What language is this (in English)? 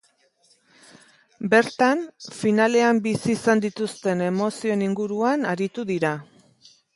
Basque